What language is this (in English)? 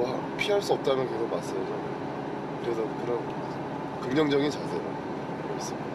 Korean